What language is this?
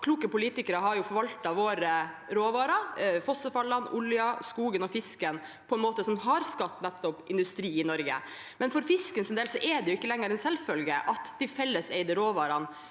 Norwegian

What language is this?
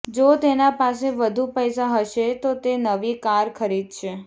Gujarati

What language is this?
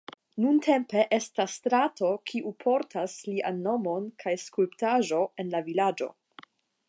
Esperanto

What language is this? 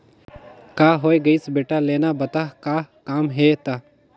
Chhattisgarhi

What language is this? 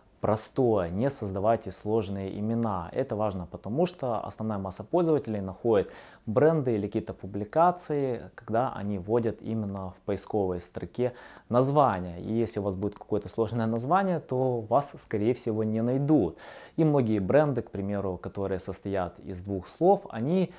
Russian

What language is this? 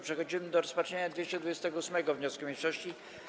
Polish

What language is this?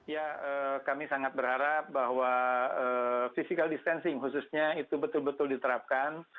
Indonesian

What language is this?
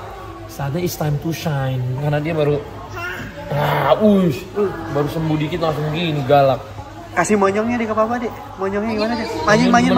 Indonesian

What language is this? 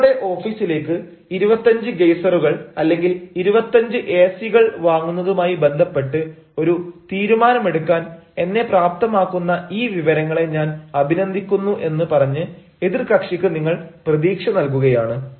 Malayalam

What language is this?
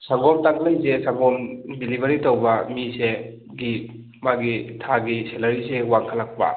Manipuri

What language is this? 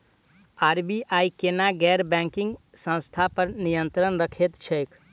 Maithili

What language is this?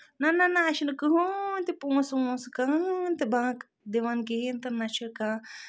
Kashmiri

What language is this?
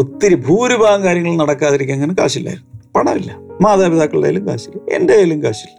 Malayalam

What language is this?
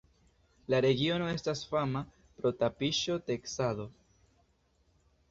Esperanto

